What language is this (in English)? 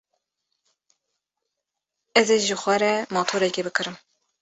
Kurdish